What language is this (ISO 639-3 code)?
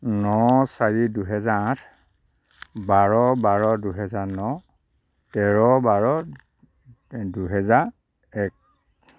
asm